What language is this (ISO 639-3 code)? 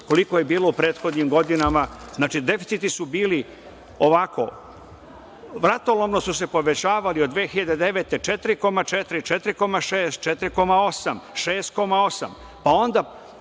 srp